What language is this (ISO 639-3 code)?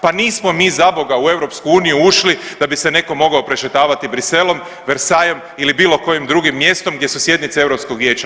hrv